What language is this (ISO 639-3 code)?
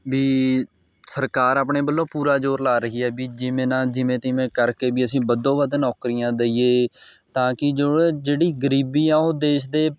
pan